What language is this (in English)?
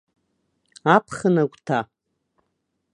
Abkhazian